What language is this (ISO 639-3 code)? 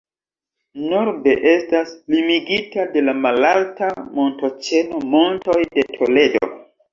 epo